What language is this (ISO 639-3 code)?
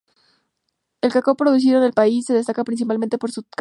spa